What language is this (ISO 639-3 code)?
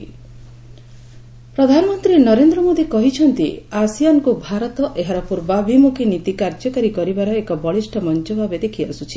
ori